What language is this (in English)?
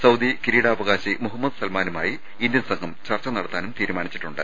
Malayalam